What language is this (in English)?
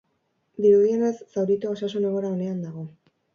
Basque